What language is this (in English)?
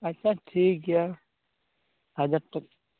Santali